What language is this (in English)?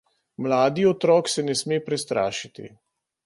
Slovenian